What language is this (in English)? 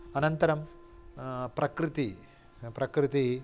Sanskrit